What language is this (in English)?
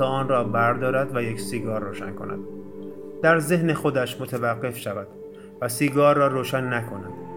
Persian